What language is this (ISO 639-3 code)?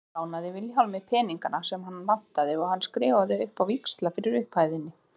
isl